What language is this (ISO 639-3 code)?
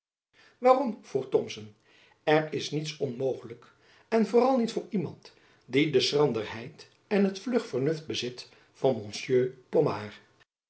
nld